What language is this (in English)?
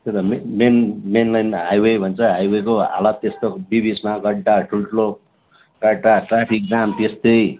Nepali